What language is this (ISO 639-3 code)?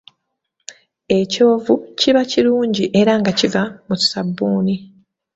lug